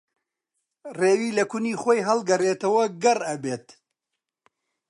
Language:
Central Kurdish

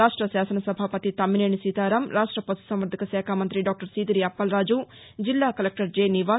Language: Telugu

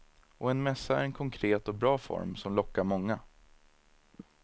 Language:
Swedish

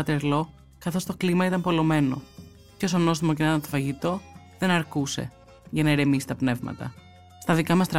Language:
Greek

